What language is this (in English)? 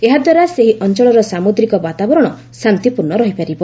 Odia